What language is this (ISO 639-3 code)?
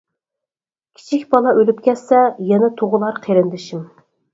uig